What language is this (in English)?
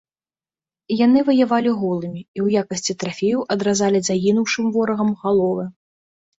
Belarusian